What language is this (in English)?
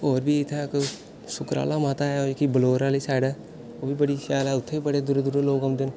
Dogri